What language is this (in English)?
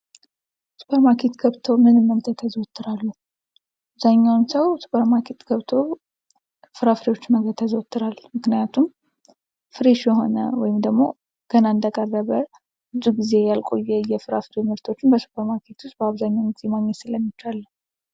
Amharic